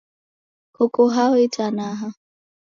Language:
Taita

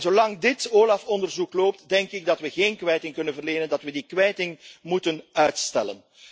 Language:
Dutch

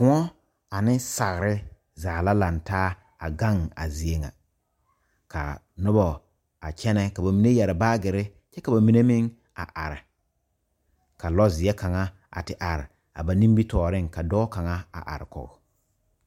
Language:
Southern Dagaare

